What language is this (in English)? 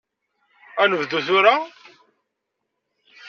Kabyle